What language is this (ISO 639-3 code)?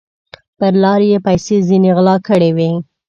pus